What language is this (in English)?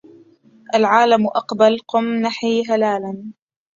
Arabic